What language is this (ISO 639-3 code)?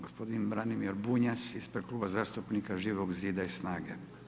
hrv